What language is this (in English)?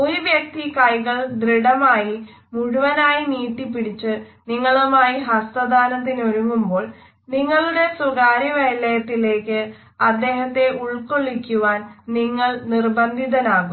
Malayalam